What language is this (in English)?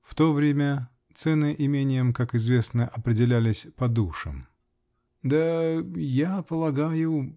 Russian